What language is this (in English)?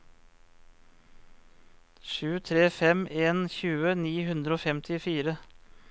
Norwegian